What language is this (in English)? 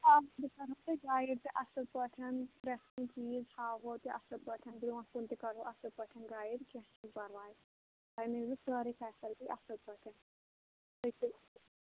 Kashmiri